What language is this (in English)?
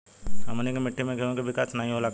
Bhojpuri